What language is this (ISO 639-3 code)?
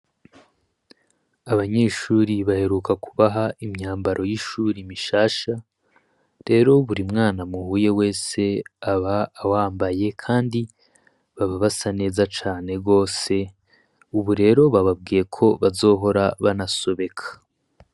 run